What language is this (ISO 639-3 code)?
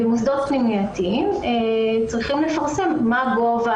heb